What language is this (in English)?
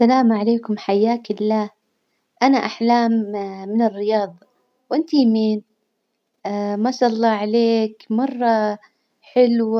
Hijazi Arabic